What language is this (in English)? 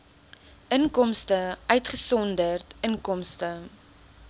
Afrikaans